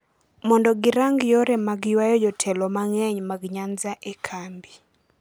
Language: Luo (Kenya and Tanzania)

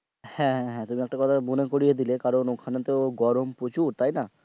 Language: Bangla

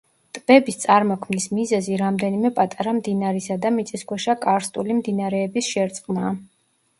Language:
Georgian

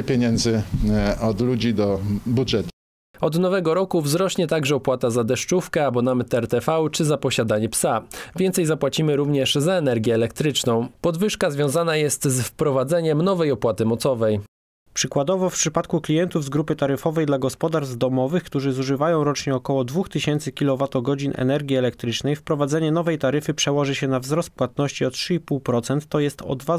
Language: Polish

